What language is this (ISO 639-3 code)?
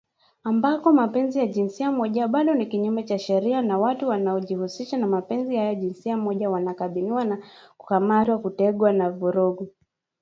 swa